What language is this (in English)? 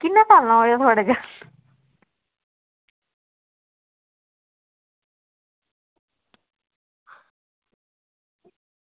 Dogri